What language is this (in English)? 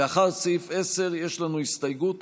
Hebrew